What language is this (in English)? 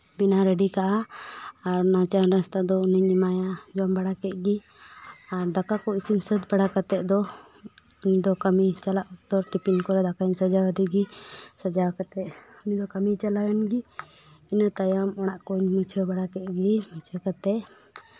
Santali